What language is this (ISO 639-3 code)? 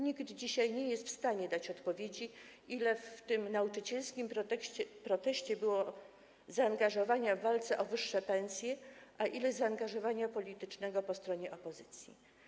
pol